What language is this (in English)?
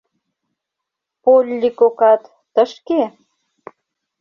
Mari